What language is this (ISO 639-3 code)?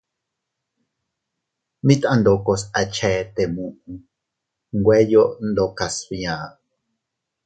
cut